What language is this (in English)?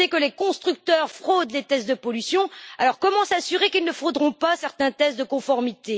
French